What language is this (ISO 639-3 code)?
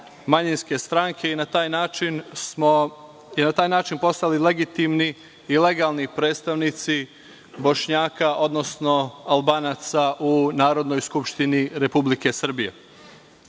srp